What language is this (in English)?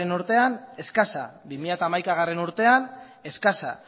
Basque